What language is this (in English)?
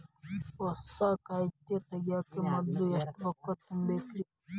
Kannada